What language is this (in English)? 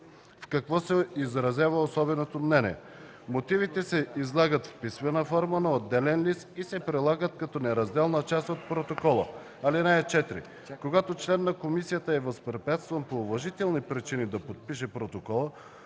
Bulgarian